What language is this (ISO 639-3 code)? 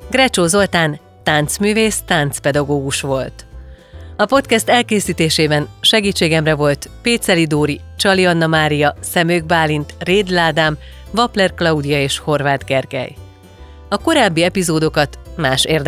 hun